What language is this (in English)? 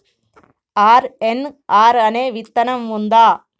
Telugu